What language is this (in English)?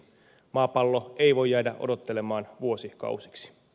Finnish